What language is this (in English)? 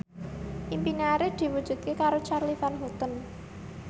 Javanese